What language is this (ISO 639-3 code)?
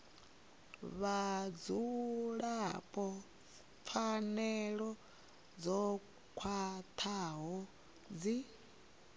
ven